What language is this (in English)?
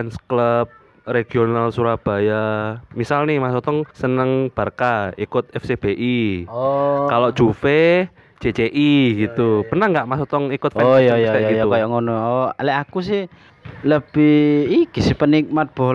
Indonesian